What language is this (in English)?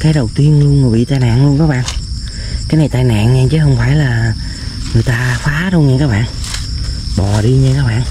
Vietnamese